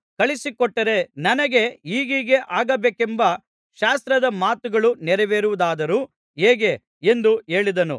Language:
Kannada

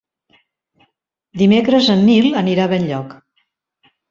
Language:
Catalan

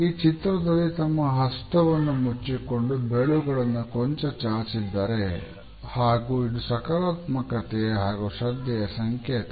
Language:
Kannada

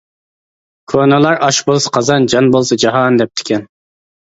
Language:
Uyghur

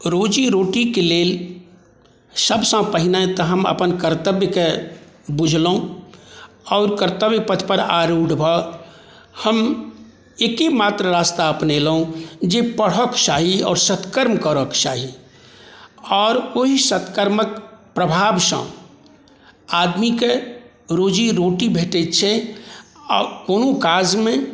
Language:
Maithili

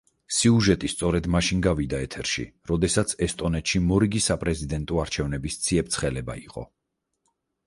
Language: Georgian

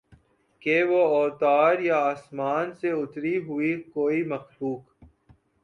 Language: Urdu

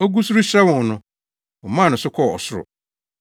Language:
Akan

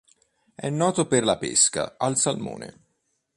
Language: Italian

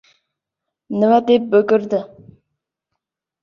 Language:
Uzbek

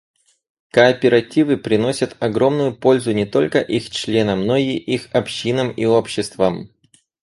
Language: Russian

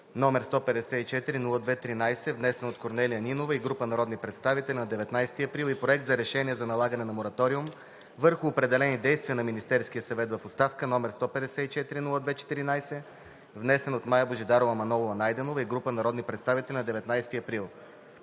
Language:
Bulgarian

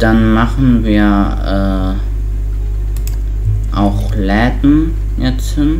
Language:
German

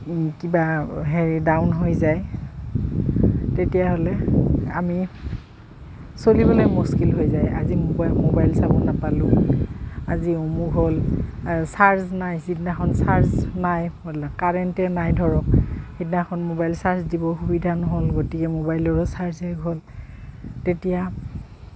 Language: Assamese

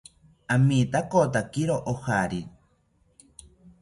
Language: South Ucayali Ashéninka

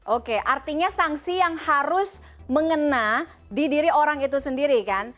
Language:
Indonesian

